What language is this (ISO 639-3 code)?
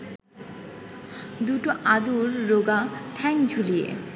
ben